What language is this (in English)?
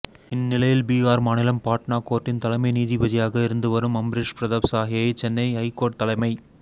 Tamil